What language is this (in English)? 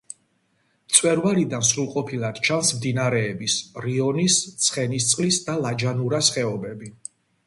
Georgian